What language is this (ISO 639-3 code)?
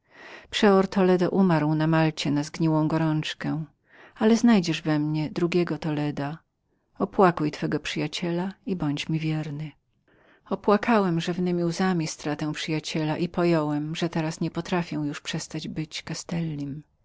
pol